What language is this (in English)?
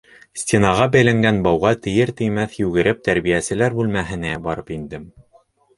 Bashkir